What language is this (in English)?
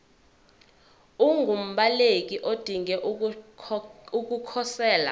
Zulu